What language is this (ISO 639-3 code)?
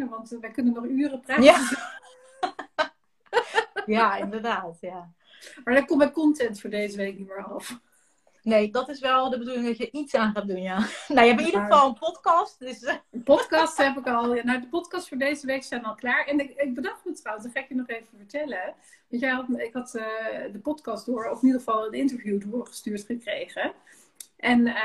nld